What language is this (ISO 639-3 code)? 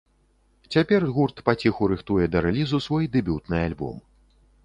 bel